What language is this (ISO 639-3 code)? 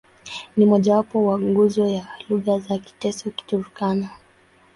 swa